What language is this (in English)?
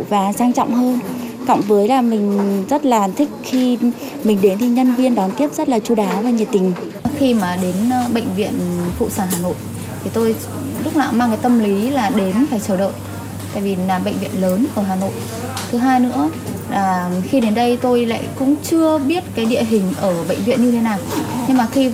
Vietnamese